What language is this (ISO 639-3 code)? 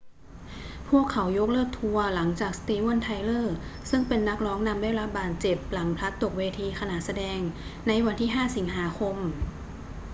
tha